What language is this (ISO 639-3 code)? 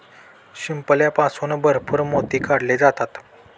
mar